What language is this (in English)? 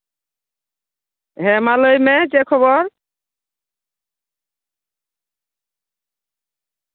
Santali